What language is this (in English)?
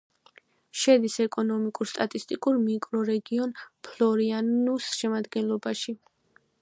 Georgian